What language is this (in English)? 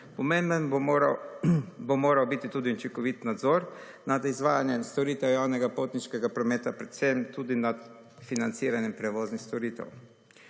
Slovenian